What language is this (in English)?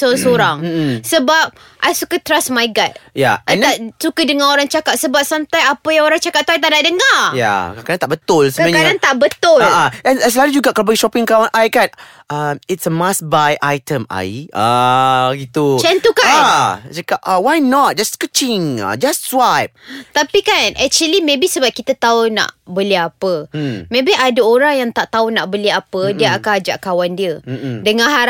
Malay